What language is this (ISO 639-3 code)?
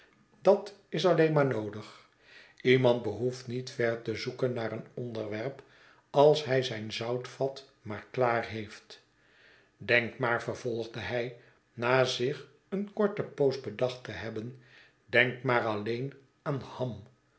nld